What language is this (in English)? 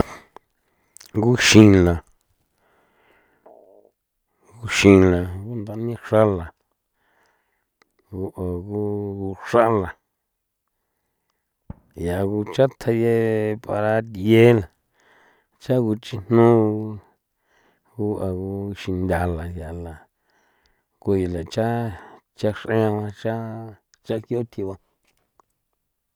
San Felipe Otlaltepec Popoloca